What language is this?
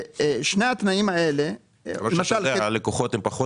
Hebrew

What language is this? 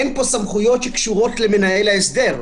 Hebrew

